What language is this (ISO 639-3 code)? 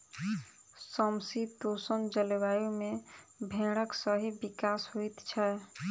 mai